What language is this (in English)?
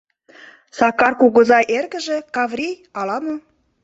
Mari